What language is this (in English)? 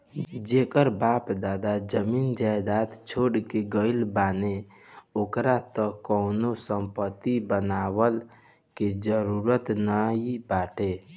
Bhojpuri